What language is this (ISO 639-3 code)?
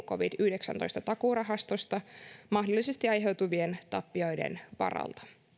fin